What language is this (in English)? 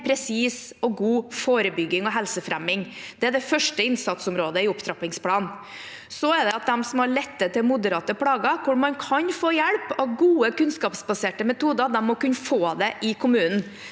Norwegian